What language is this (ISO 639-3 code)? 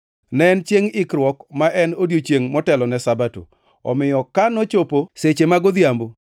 luo